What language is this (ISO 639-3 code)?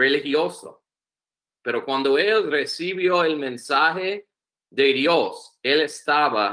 spa